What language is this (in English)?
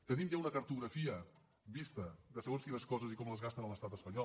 Catalan